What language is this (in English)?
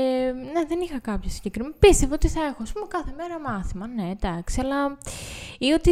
Greek